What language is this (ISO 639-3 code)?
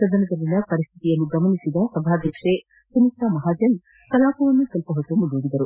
kan